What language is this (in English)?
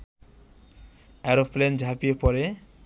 Bangla